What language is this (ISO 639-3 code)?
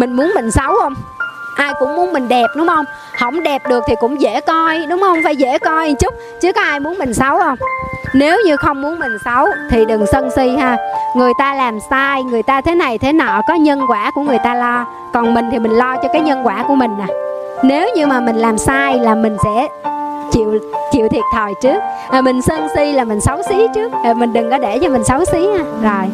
vie